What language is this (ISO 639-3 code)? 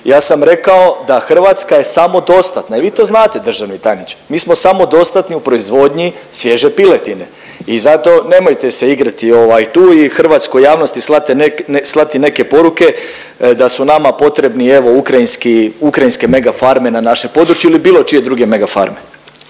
hrv